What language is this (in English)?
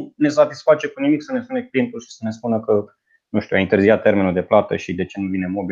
Romanian